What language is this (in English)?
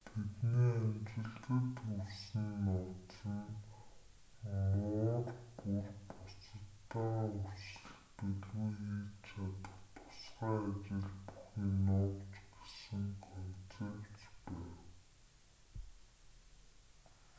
Mongolian